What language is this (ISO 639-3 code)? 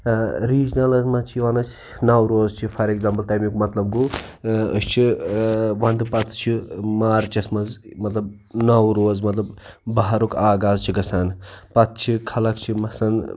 kas